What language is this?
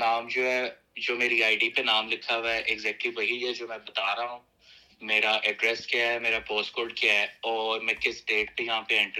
Urdu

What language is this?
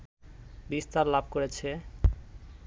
Bangla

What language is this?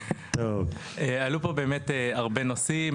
Hebrew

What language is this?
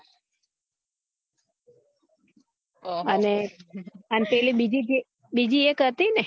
Gujarati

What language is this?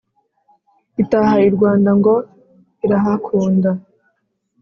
Kinyarwanda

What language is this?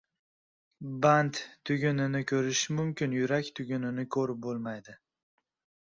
Uzbek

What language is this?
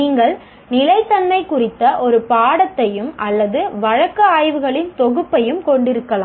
Tamil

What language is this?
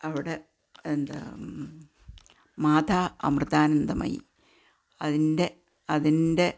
Malayalam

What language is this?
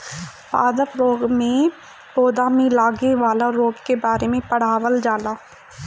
Bhojpuri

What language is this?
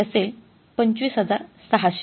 Marathi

